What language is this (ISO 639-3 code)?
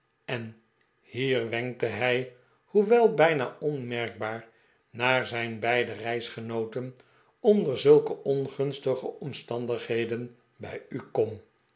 nld